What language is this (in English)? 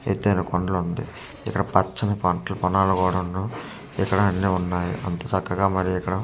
Telugu